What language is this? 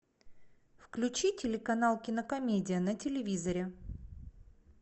Russian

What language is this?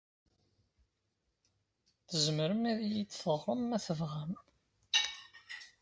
Kabyle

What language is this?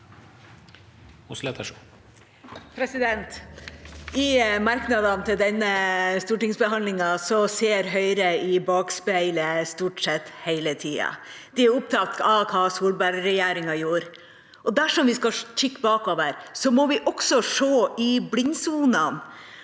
Norwegian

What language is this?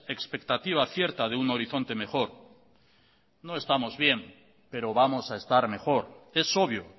Spanish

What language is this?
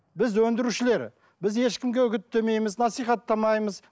Kazakh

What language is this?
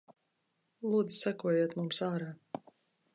Latvian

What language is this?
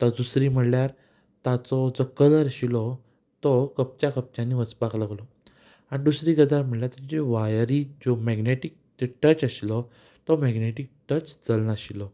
Konkani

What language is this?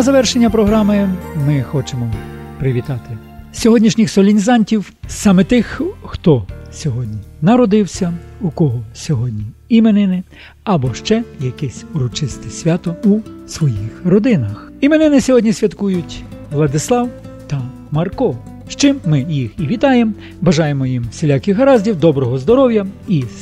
Ukrainian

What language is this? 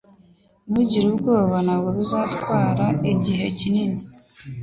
Kinyarwanda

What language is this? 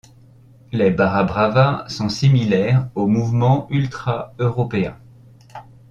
French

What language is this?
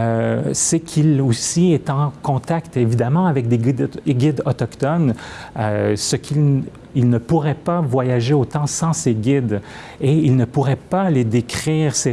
French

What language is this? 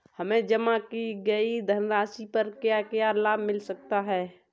Hindi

